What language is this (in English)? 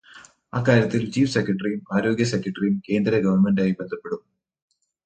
Malayalam